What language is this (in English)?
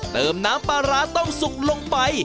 Thai